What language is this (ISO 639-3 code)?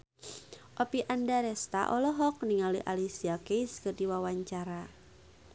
sun